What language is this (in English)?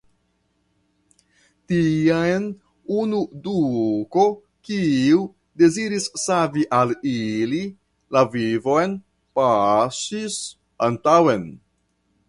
Esperanto